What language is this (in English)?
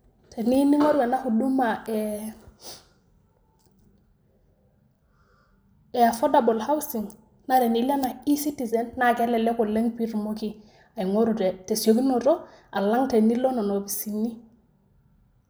Masai